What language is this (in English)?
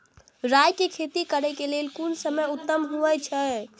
Maithili